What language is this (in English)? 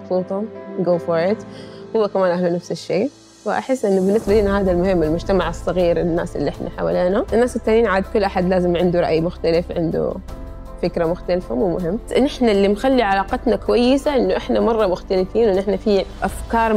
Arabic